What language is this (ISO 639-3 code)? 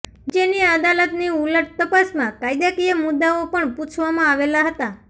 guj